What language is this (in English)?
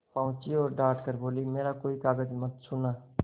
Hindi